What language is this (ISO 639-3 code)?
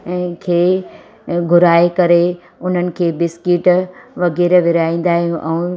snd